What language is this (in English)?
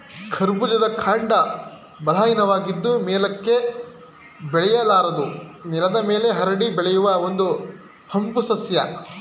Kannada